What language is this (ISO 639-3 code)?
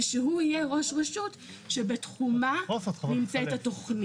heb